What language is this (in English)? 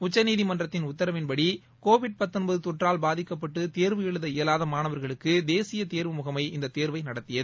Tamil